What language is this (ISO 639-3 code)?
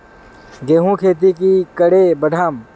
mag